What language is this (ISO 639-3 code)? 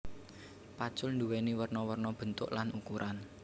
jav